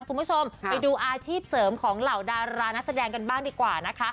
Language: Thai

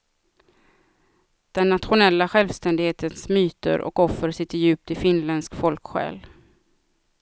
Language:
Swedish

